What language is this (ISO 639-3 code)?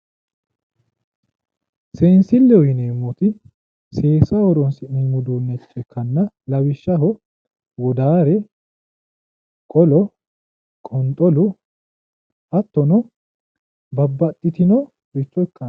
sid